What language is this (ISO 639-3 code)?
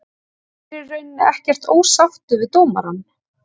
isl